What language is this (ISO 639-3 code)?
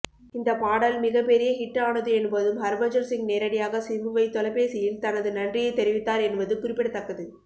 tam